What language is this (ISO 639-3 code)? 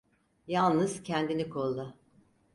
tur